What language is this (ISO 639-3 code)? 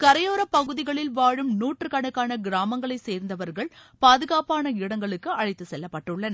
tam